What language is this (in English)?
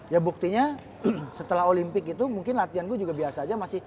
Indonesian